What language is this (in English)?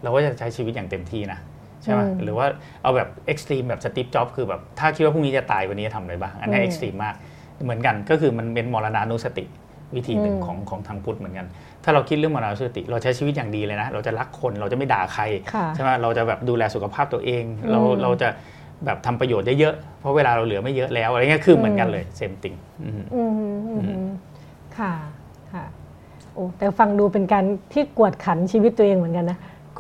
Thai